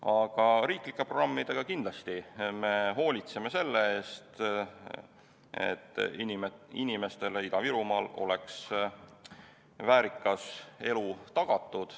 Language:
Estonian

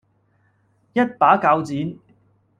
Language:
Cantonese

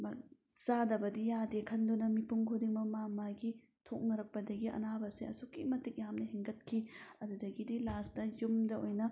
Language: Manipuri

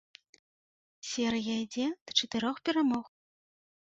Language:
Belarusian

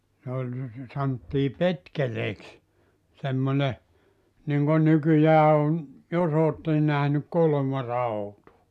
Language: Finnish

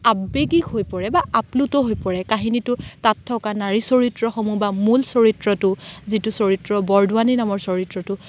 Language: Assamese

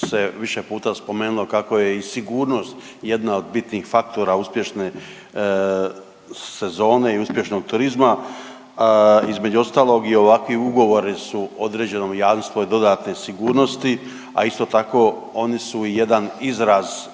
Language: Croatian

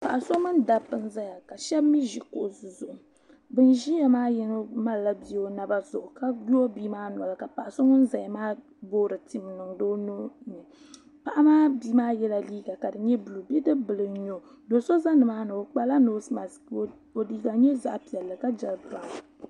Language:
Dagbani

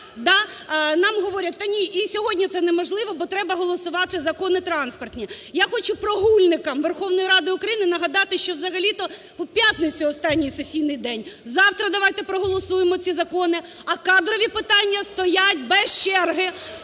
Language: Ukrainian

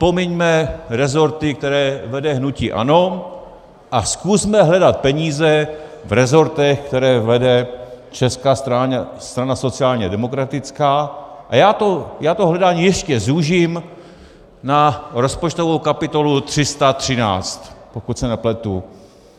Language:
Czech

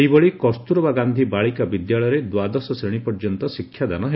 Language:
Odia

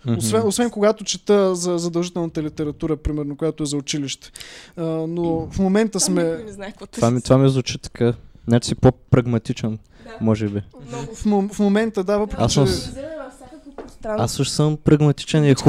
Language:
Bulgarian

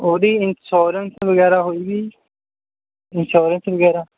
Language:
Punjabi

